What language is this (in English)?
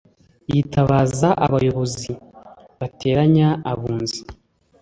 Kinyarwanda